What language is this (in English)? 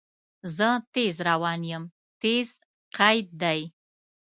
Pashto